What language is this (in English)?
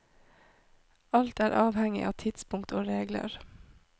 Norwegian